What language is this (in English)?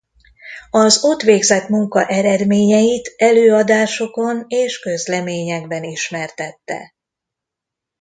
Hungarian